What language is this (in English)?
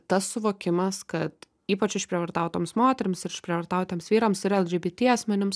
Lithuanian